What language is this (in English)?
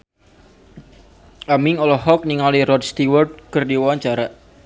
Sundanese